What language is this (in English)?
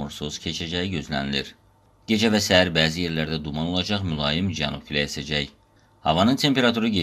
Turkish